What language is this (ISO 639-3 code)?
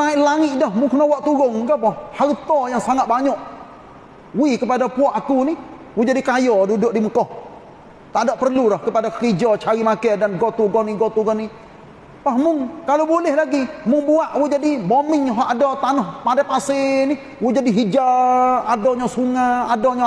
msa